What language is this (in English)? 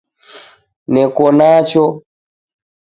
Taita